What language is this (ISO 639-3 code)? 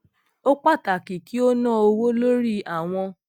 yor